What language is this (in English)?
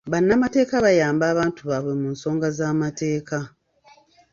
Ganda